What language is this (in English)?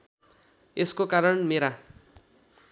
Nepali